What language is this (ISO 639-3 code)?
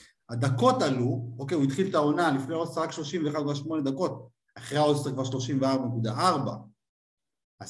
heb